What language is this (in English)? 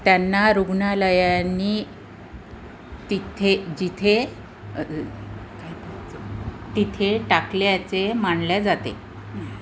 Marathi